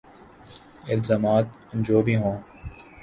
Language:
Urdu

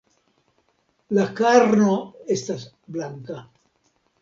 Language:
Esperanto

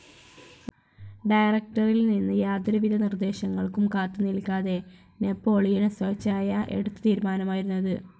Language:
Malayalam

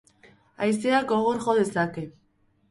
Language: Basque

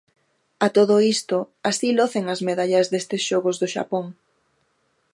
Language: Galician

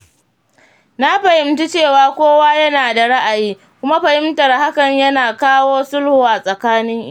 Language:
Hausa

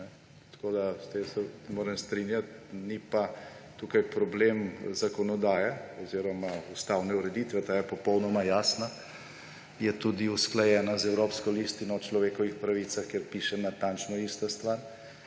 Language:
Slovenian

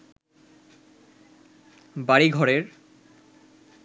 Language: Bangla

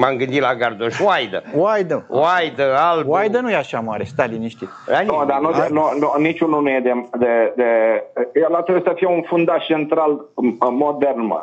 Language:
Romanian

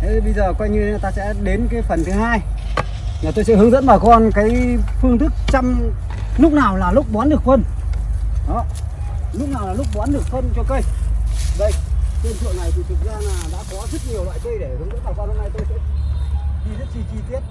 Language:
Vietnamese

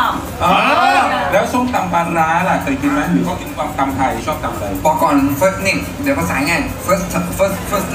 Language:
Thai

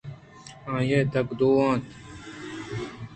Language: Eastern Balochi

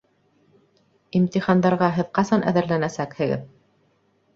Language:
Bashkir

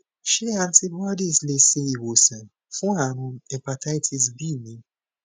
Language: Yoruba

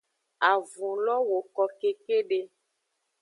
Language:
Aja (Benin)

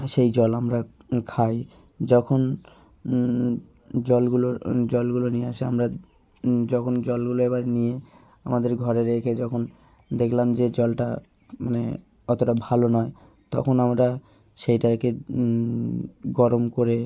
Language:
Bangla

